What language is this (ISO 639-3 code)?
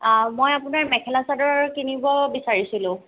asm